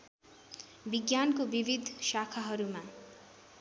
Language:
Nepali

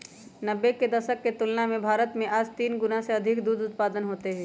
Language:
Magahi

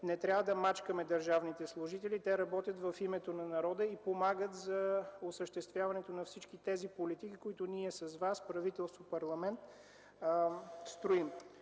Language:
Bulgarian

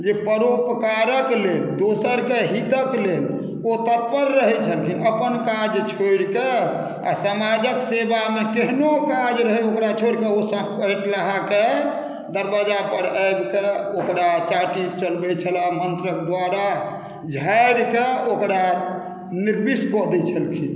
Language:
Maithili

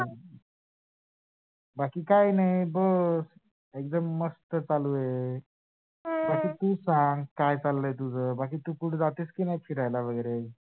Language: Marathi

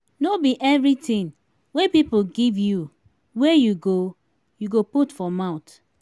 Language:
Nigerian Pidgin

